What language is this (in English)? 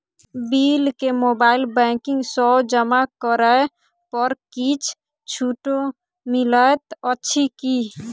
Maithili